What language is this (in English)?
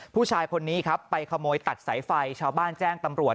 Thai